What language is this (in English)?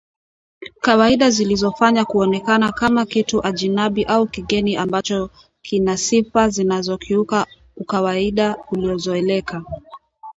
Swahili